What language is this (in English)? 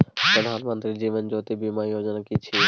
Maithili